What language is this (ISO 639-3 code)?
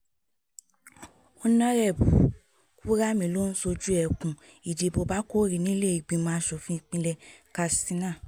yor